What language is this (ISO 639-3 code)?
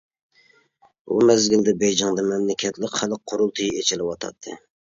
uig